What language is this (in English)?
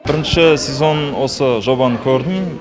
Kazakh